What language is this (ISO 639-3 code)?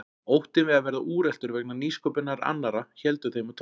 isl